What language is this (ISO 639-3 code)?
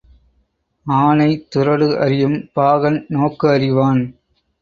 tam